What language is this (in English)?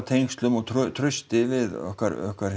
Icelandic